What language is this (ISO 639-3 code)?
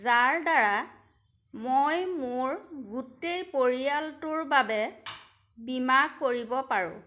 asm